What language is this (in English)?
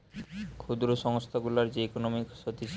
Bangla